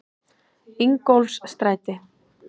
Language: Icelandic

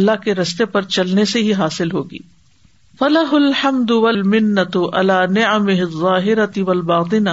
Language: Urdu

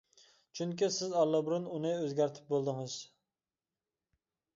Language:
Uyghur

